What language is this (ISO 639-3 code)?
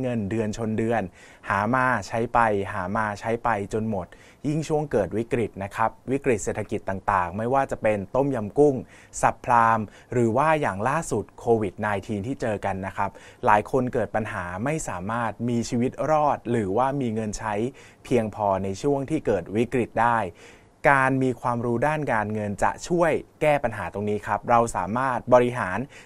tha